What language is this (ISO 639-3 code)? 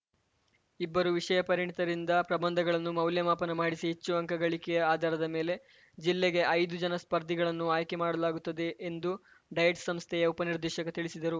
kan